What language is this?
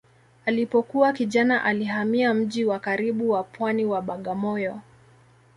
Swahili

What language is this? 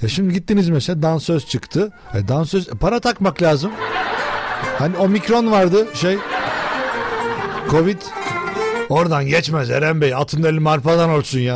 Turkish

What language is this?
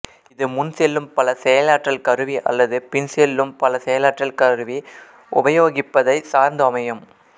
Tamil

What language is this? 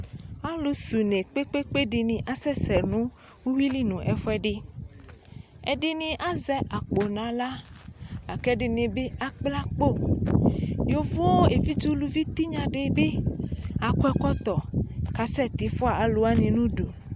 Ikposo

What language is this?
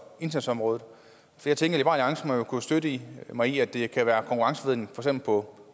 Danish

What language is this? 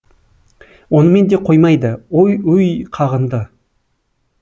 Kazakh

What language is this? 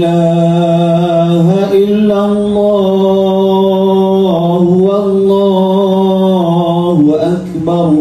Arabic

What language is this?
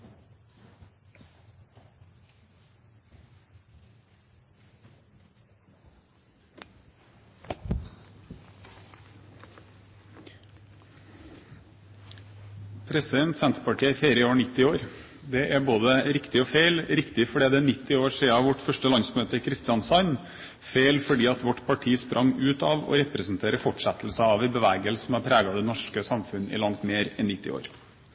Norwegian Bokmål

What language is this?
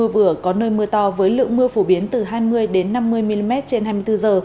Vietnamese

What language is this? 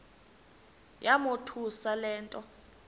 Xhosa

